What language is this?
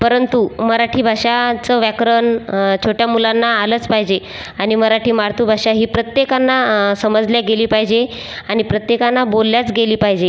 Marathi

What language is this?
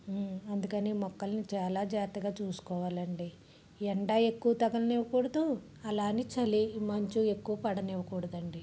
Telugu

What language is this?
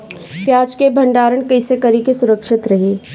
Bhojpuri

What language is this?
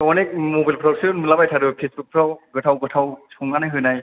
Bodo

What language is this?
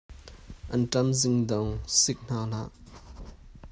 Hakha Chin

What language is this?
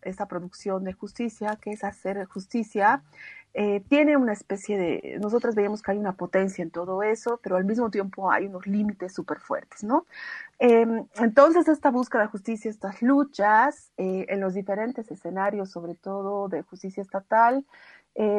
Spanish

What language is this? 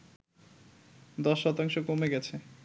Bangla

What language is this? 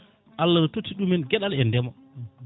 Fula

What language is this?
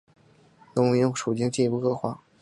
Chinese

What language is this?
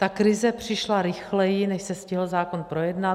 Czech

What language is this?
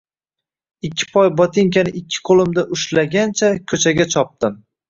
Uzbek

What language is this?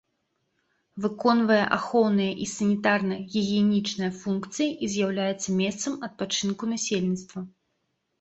Belarusian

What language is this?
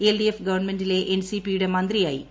Malayalam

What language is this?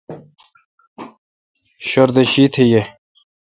Kalkoti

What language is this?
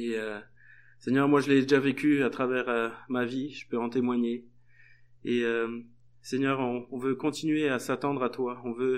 French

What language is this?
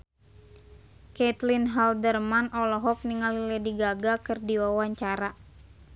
Sundanese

